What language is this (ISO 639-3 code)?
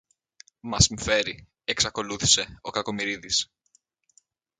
ell